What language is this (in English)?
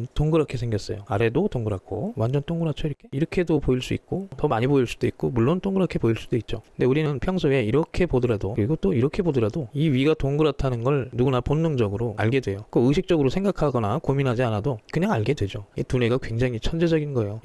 Korean